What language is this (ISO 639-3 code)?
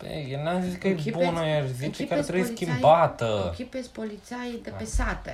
ron